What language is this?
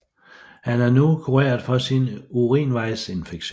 Danish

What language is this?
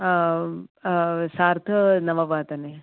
Sanskrit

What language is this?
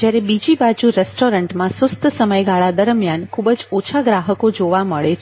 Gujarati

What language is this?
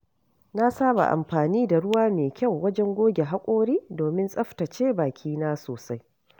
Hausa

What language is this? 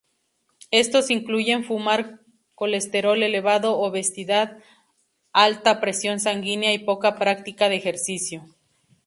Spanish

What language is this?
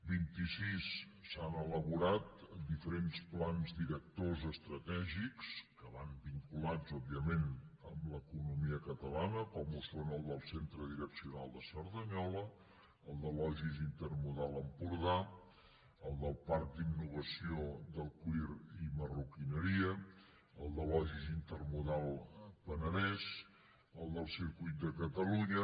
Catalan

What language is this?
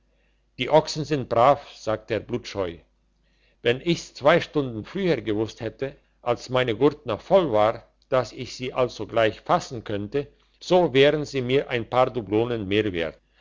German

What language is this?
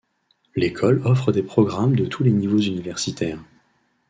French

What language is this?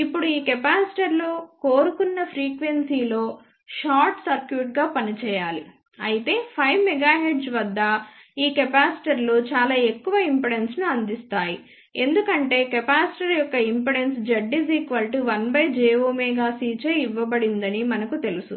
Telugu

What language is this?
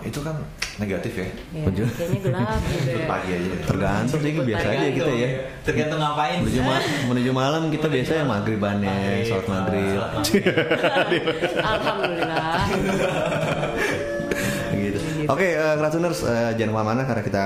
Indonesian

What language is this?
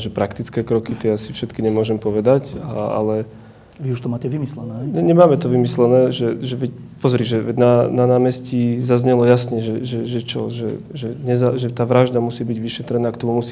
Slovak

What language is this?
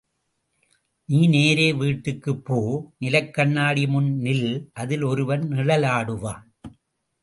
Tamil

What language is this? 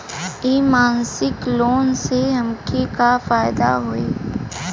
Bhojpuri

